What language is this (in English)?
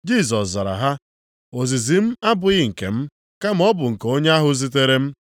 Igbo